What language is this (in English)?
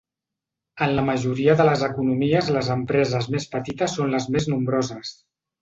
Catalan